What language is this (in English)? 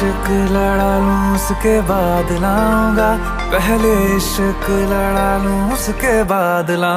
Arabic